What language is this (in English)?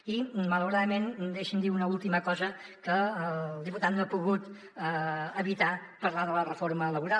Catalan